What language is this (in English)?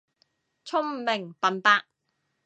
Cantonese